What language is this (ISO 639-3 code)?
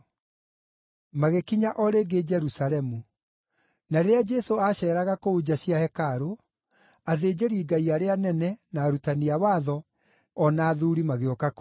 kik